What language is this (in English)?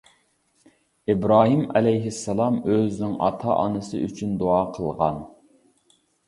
Uyghur